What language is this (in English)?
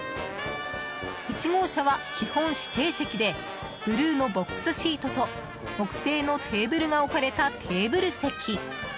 Japanese